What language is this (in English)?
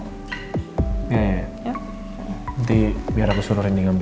Indonesian